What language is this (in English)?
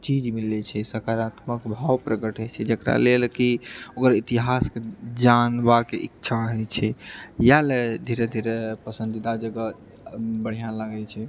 Maithili